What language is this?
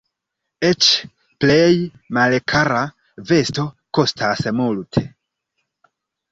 Esperanto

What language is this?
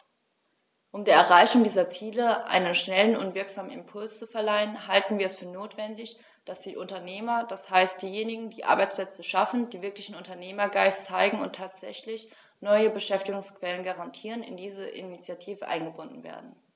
German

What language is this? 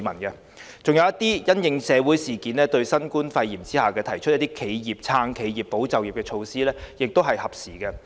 Cantonese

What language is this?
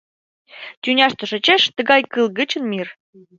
Mari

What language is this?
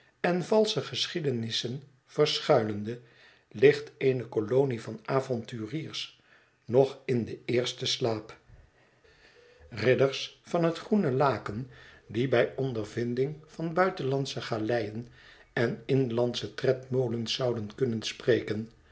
Dutch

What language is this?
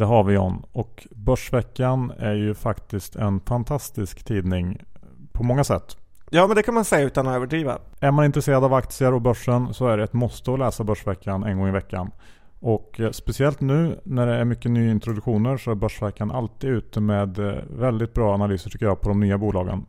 Swedish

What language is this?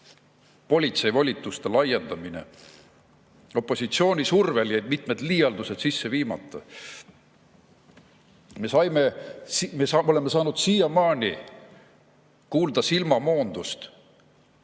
Estonian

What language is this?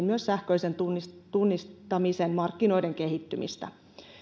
Finnish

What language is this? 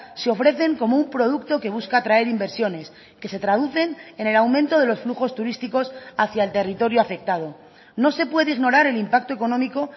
Spanish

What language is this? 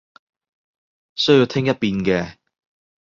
Cantonese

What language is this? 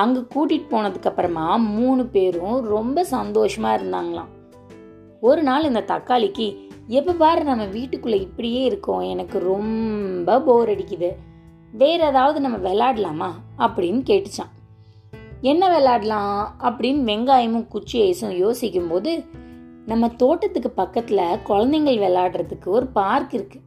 Tamil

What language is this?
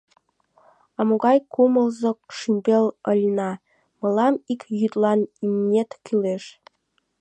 Mari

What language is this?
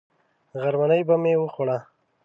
Pashto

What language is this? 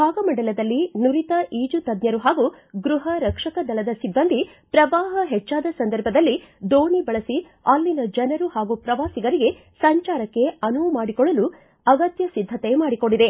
Kannada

